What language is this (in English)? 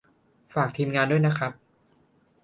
Thai